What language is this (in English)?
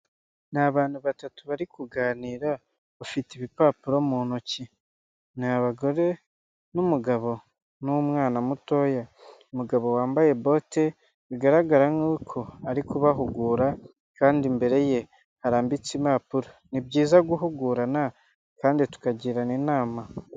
Kinyarwanda